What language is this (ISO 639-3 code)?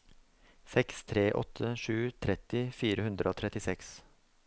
nor